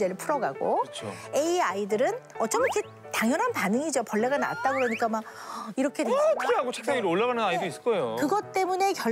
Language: Korean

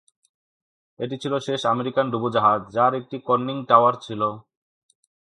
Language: Bangla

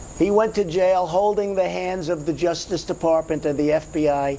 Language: English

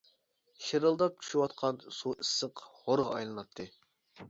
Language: Uyghur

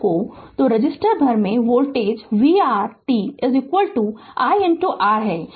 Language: Hindi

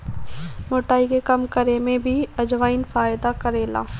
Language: Bhojpuri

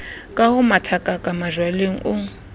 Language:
Southern Sotho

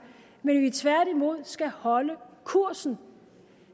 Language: Danish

